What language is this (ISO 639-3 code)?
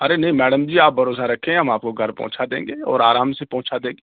urd